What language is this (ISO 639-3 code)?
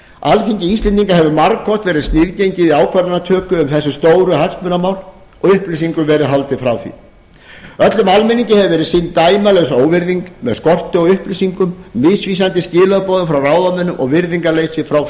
isl